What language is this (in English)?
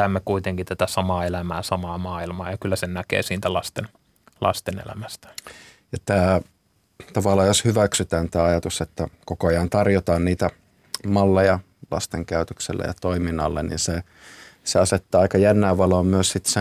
Finnish